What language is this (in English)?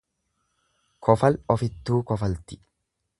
Oromo